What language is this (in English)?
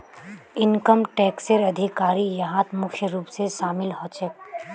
Magahi